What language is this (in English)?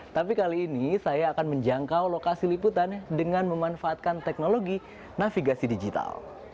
Indonesian